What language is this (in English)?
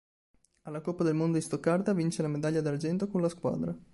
Italian